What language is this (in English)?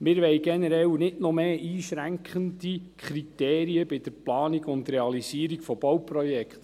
Swiss German